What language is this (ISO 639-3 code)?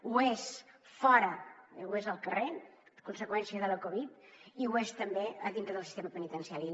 cat